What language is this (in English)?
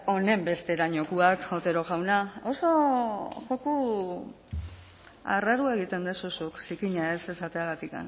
Basque